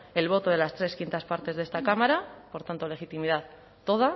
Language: Spanish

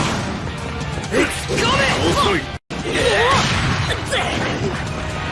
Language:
Japanese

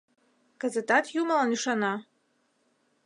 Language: Mari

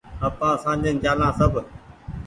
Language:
Goaria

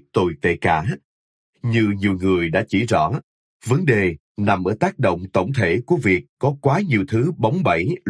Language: Vietnamese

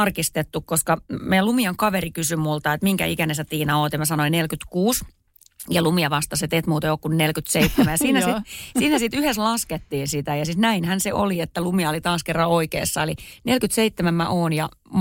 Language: Finnish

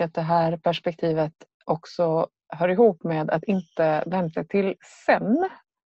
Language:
Swedish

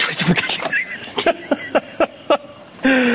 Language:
Welsh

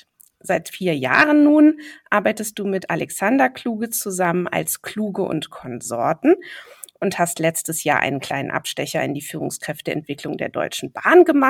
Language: German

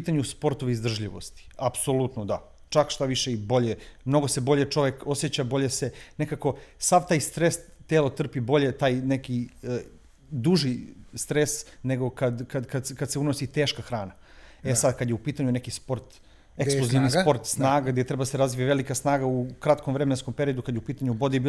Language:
Croatian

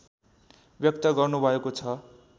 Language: Nepali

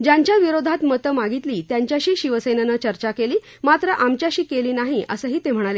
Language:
Marathi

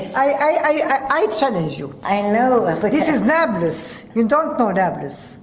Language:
English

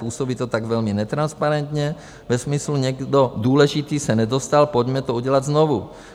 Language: Czech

